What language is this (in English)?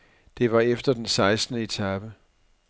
Danish